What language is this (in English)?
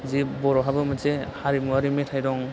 Bodo